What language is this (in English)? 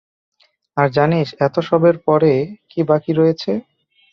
Bangla